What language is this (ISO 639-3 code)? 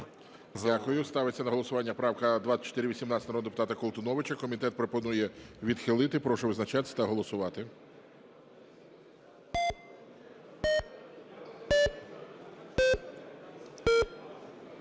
ukr